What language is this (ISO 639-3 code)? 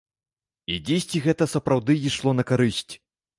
bel